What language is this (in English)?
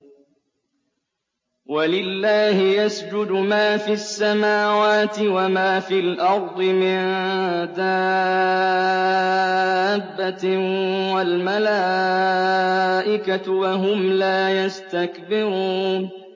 Arabic